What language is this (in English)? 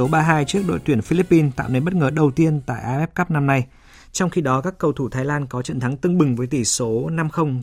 Vietnamese